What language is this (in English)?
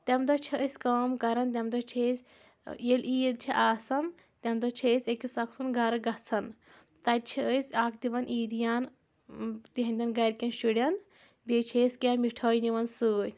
Kashmiri